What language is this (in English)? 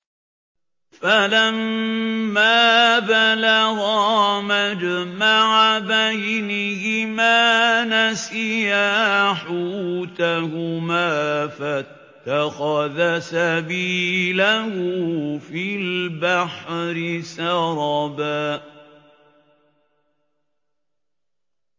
Arabic